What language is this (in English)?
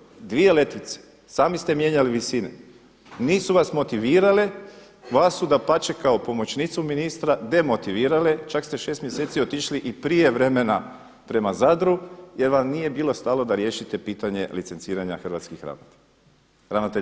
Croatian